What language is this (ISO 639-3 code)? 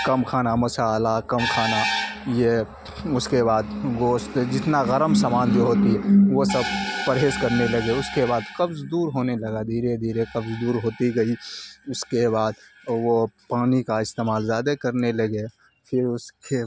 urd